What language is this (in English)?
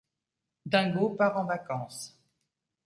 French